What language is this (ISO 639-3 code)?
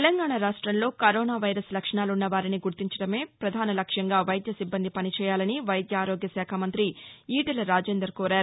tel